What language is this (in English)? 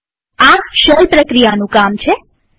Gujarati